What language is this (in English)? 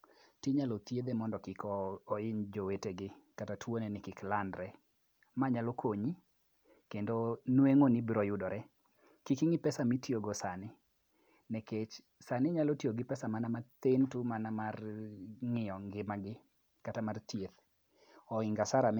Luo (Kenya and Tanzania)